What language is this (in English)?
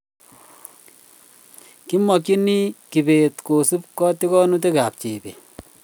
Kalenjin